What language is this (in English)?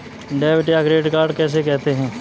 Hindi